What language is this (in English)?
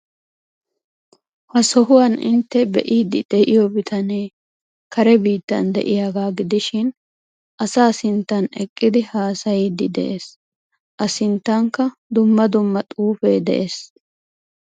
Wolaytta